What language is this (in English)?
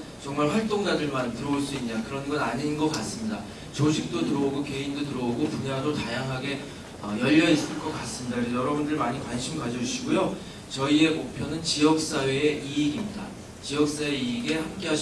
Korean